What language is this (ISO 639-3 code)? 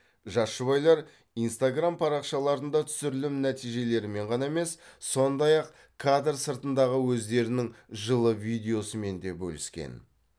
kaz